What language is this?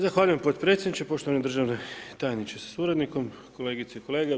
Croatian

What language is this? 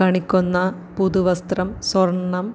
Malayalam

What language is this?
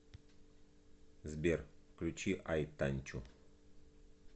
Russian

